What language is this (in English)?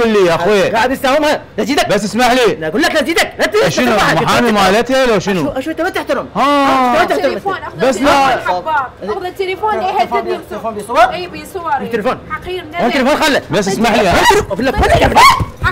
Arabic